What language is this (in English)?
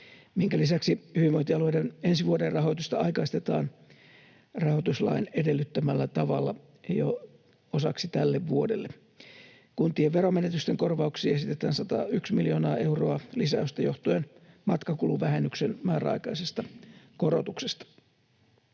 Finnish